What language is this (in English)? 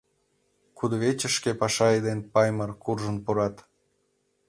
Mari